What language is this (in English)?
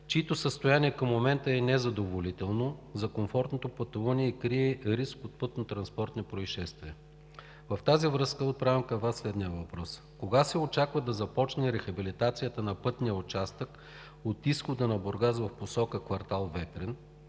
Bulgarian